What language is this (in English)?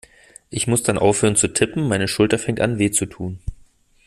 German